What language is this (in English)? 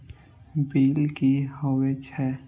Maithili